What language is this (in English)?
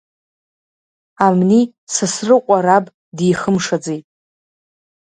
Abkhazian